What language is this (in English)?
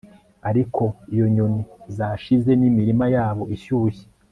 Kinyarwanda